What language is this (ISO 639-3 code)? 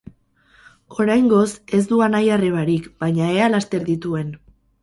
eus